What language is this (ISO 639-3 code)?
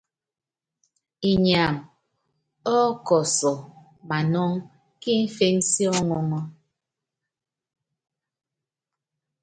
yav